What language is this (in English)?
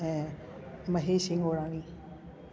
Sindhi